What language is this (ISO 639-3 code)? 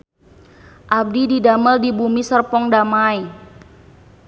sun